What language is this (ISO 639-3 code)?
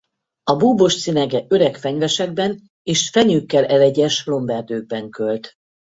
hun